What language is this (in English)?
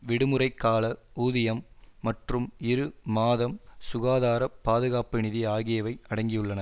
Tamil